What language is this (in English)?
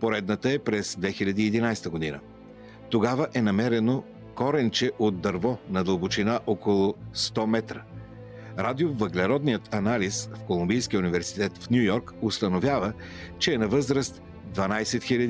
Bulgarian